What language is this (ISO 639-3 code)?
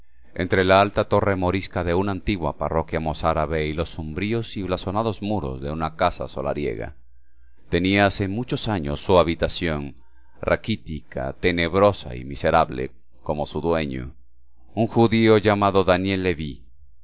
spa